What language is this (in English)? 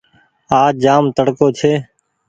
Goaria